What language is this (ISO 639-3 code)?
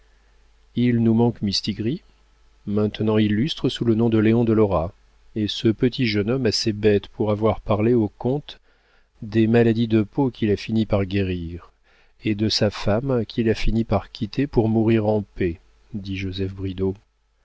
fra